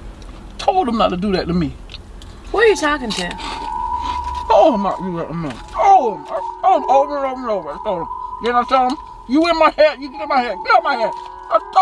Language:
English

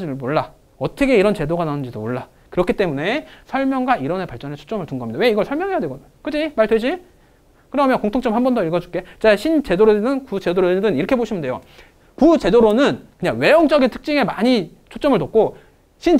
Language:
Korean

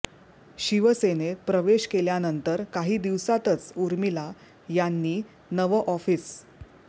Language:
Marathi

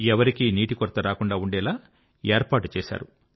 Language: Telugu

